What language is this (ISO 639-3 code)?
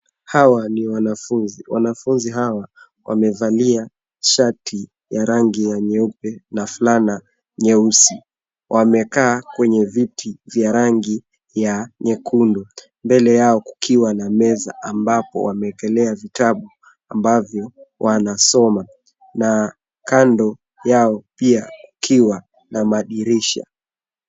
swa